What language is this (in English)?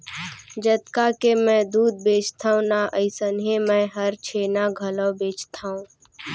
Chhattisgarhi